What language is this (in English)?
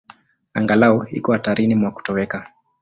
Swahili